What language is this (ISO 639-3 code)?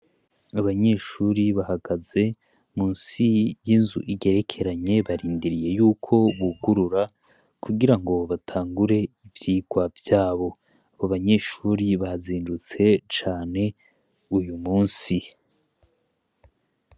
run